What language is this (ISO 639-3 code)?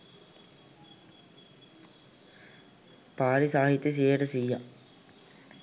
sin